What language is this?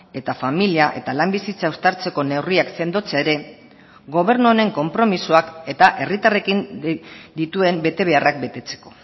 Basque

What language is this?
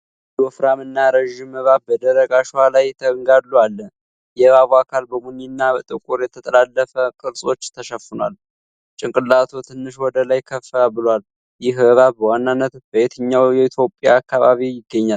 Amharic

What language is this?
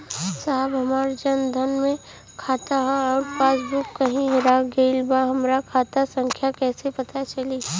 Bhojpuri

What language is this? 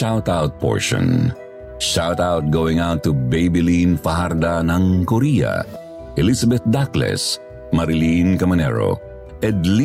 Filipino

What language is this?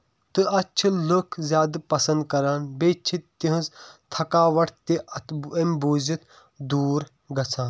Kashmiri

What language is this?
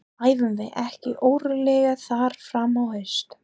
Icelandic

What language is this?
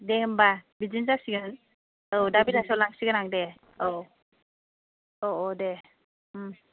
Bodo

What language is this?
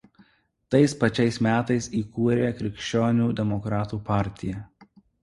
Lithuanian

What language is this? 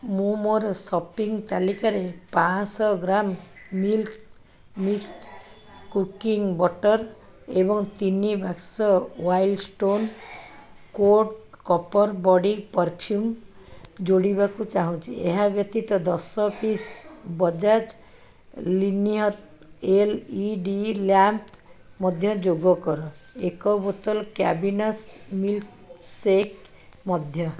Odia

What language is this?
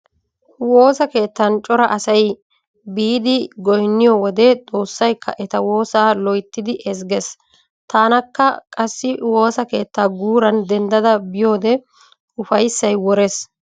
Wolaytta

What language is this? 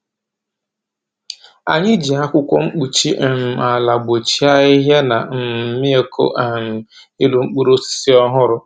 Igbo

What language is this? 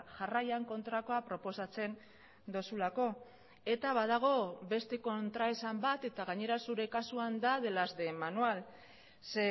Basque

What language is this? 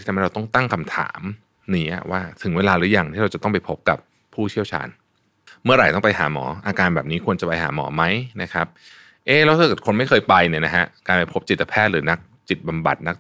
Thai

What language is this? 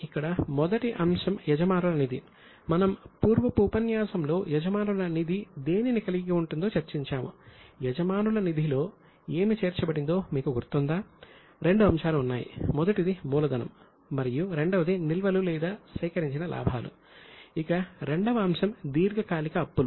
Telugu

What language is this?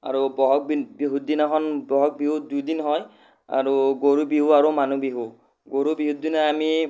Assamese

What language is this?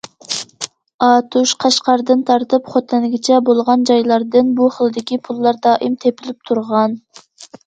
Uyghur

